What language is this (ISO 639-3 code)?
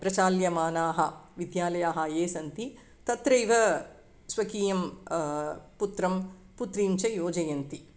san